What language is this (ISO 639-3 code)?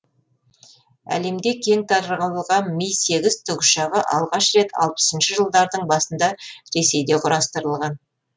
kaz